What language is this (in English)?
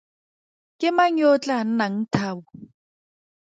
Tswana